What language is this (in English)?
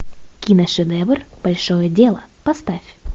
Russian